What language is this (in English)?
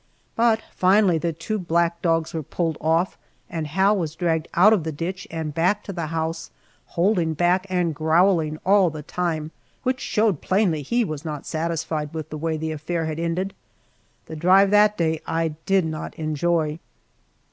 English